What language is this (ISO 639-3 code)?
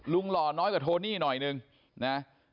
tha